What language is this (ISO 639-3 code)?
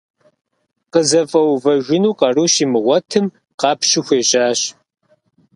kbd